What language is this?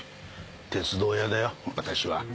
Japanese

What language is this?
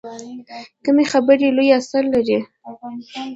Pashto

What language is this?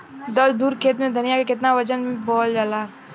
Bhojpuri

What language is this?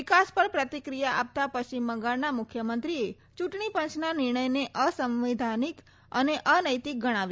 Gujarati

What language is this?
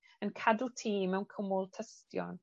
Welsh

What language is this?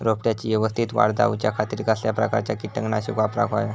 Marathi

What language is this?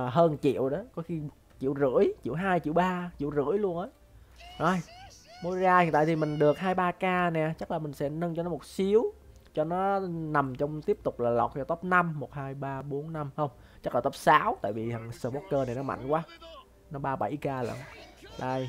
Vietnamese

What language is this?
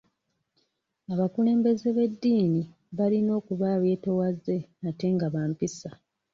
Ganda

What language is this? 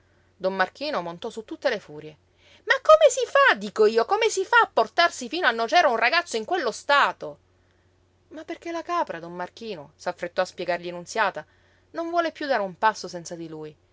Italian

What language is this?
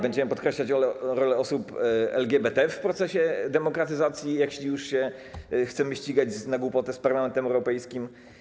Polish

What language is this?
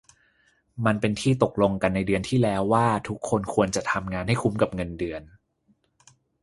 Thai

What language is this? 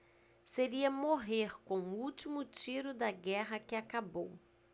Portuguese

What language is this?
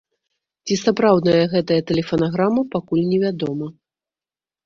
Belarusian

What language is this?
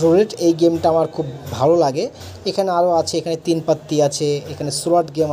Hindi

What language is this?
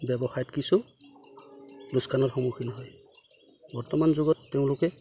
Assamese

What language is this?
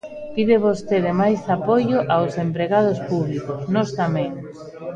Galician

